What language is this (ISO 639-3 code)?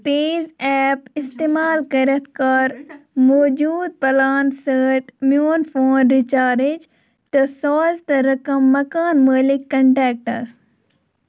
kas